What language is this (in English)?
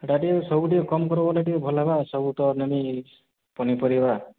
Odia